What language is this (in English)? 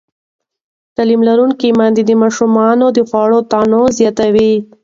Pashto